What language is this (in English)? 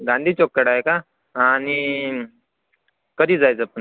Marathi